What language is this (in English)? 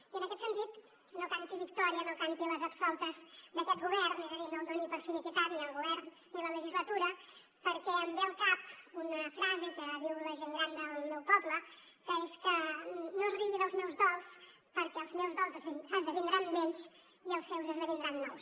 Catalan